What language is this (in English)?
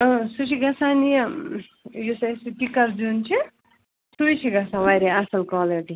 Kashmiri